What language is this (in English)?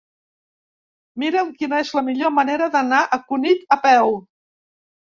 Catalan